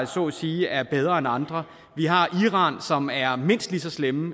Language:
Danish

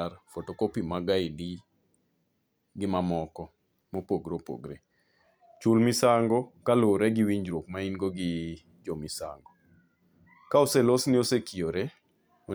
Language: Luo (Kenya and Tanzania)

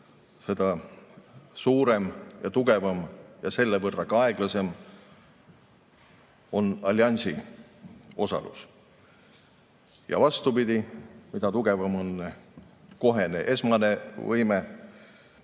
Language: Estonian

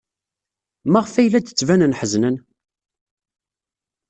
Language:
Kabyle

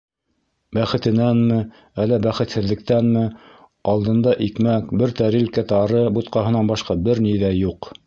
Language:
Bashkir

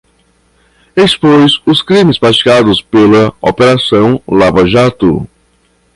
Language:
Portuguese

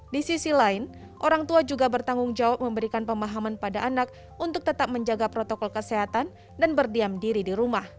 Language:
Indonesian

